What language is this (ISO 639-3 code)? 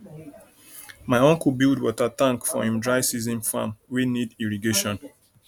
pcm